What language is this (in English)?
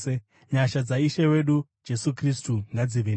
Shona